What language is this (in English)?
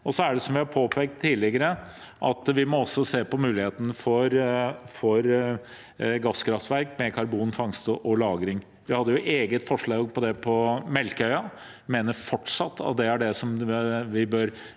Norwegian